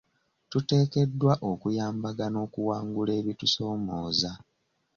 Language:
Ganda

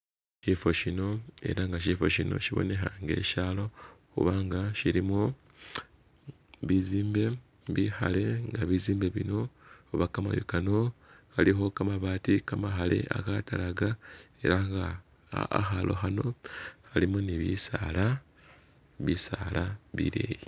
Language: Masaaba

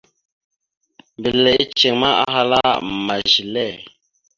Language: Mada (Cameroon)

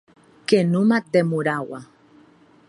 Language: Occitan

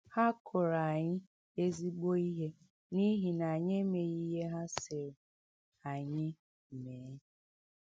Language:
Igbo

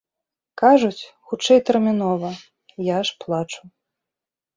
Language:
Belarusian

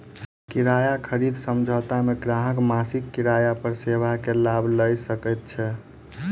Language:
Maithili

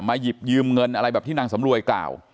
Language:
Thai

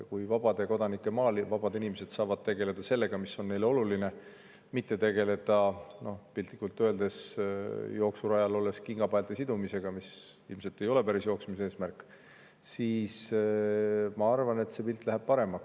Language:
Estonian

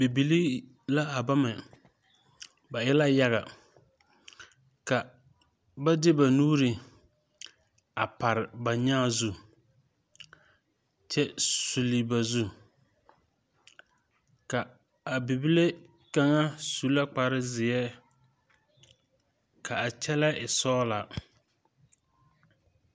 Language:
Southern Dagaare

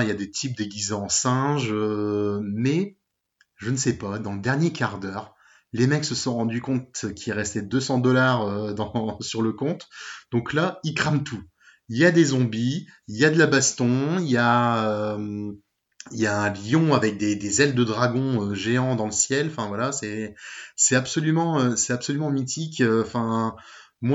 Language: French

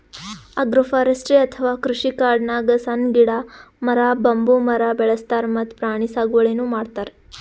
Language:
Kannada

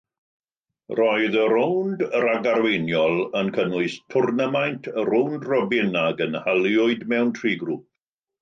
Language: Welsh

